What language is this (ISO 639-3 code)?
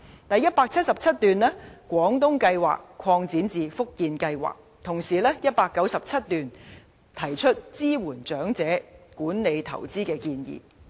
yue